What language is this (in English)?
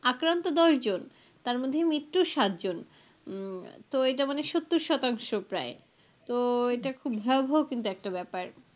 Bangla